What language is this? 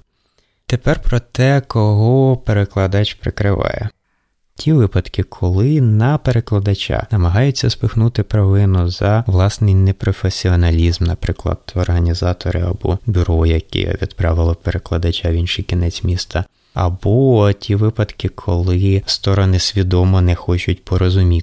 Ukrainian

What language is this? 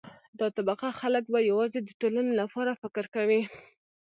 Pashto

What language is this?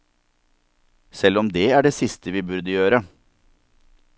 Norwegian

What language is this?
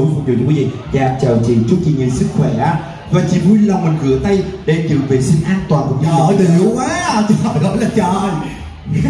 Vietnamese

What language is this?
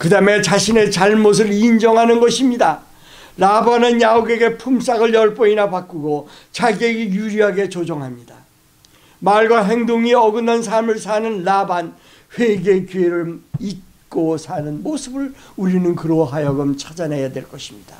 Korean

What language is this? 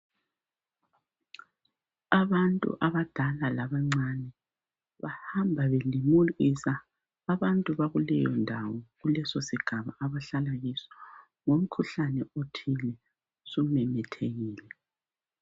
North Ndebele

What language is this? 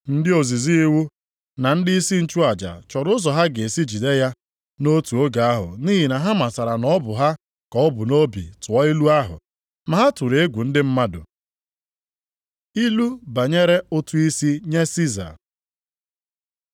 Igbo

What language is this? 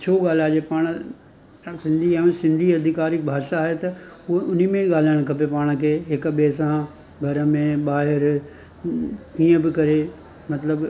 Sindhi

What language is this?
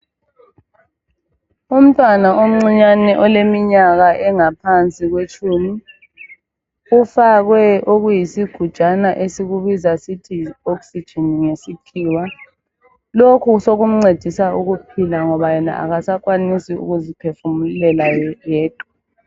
North Ndebele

